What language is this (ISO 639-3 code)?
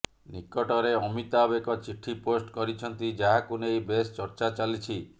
ori